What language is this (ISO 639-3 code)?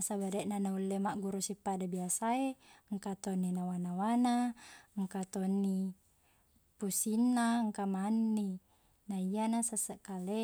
bug